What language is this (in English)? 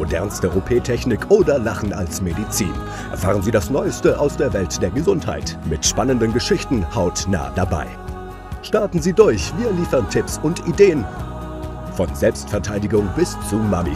German